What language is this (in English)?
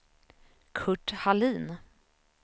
Swedish